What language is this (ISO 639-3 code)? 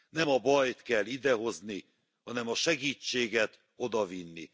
hun